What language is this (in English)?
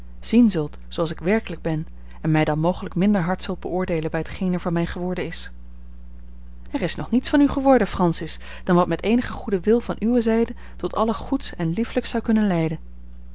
Dutch